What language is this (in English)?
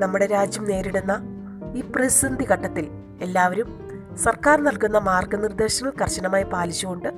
Malayalam